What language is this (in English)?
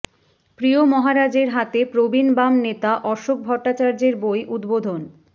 Bangla